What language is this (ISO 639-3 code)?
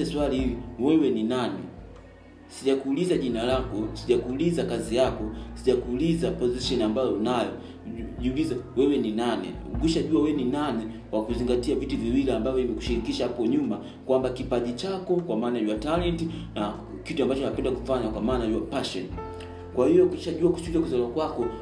swa